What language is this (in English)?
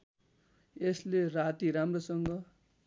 Nepali